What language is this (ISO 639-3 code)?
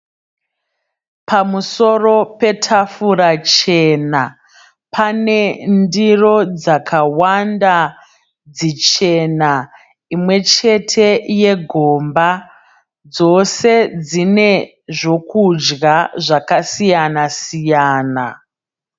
sna